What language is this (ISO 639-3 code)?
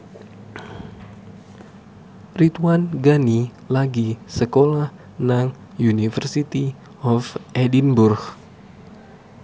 jav